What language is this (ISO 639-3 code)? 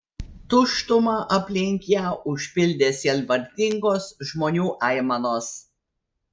lit